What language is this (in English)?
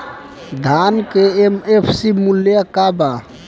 Bhojpuri